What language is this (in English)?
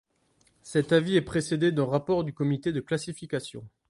French